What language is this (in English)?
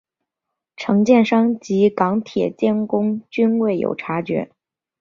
Chinese